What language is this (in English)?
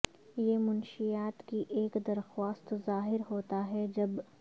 Urdu